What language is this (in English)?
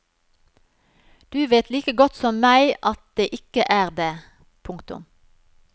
Norwegian